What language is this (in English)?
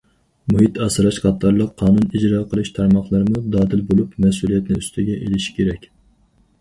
Uyghur